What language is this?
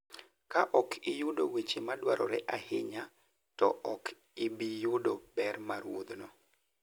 Luo (Kenya and Tanzania)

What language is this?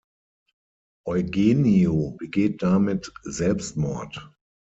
German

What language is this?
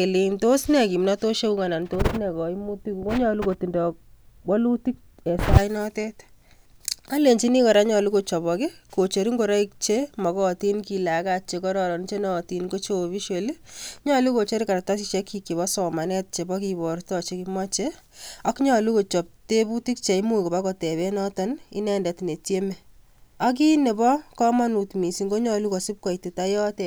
Kalenjin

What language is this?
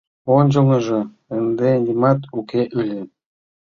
Mari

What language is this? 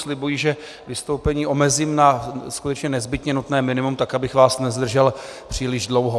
Czech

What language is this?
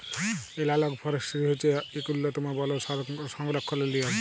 Bangla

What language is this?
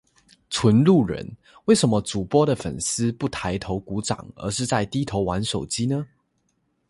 Chinese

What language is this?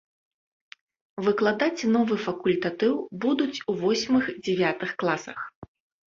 Belarusian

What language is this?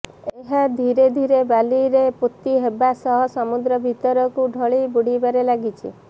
Odia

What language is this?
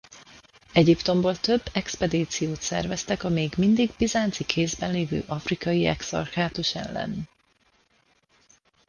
Hungarian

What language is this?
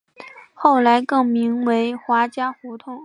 Chinese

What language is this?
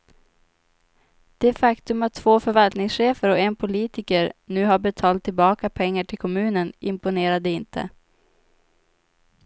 Swedish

